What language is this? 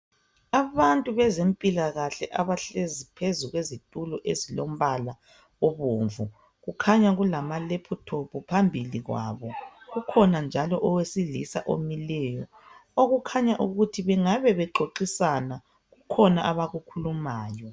North Ndebele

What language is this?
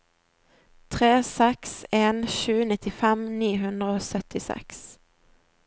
Norwegian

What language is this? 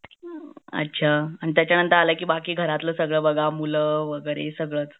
Marathi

